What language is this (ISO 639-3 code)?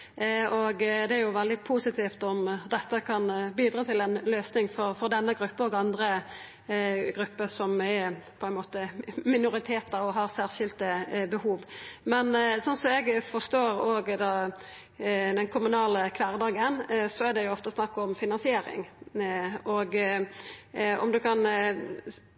nno